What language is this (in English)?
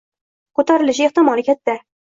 Uzbek